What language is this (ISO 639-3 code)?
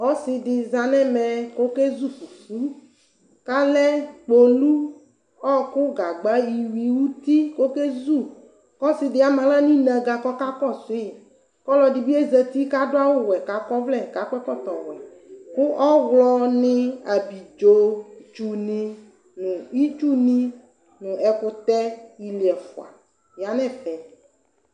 kpo